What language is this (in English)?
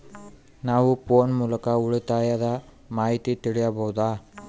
Kannada